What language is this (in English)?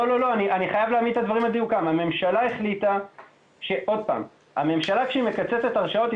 Hebrew